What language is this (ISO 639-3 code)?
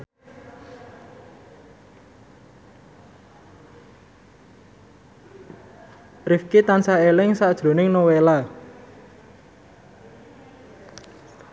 jav